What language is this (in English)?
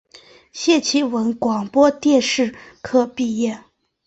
Chinese